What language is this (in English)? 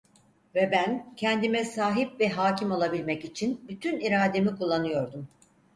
Turkish